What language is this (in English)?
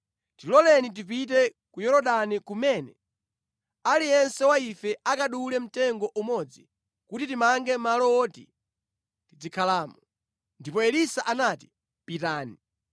Nyanja